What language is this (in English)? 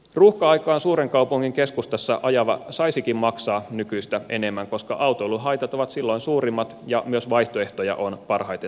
Finnish